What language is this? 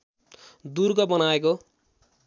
Nepali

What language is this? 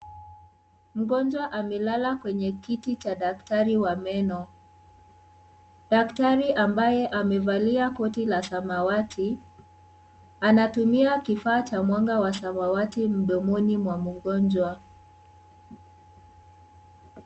Swahili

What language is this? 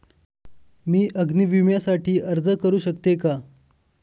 Marathi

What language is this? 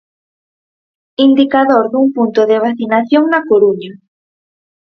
Galician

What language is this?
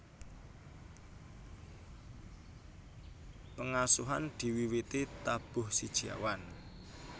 Javanese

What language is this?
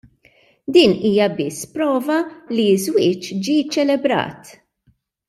Maltese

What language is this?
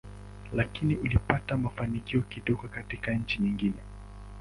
Swahili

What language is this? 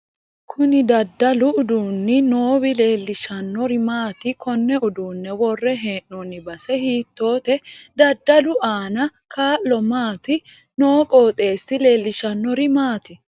Sidamo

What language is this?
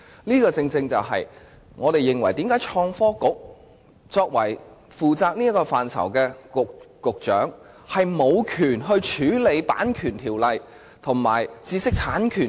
Cantonese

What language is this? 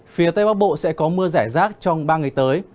Vietnamese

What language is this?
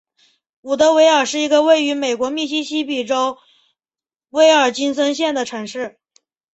Chinese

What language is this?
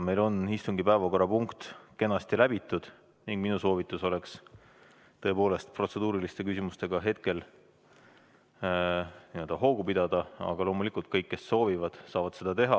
Estonian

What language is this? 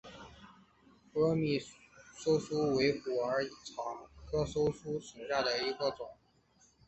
Chinese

